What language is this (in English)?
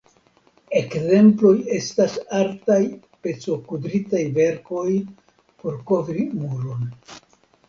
Esperanto